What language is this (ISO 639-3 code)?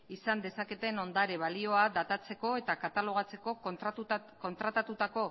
eus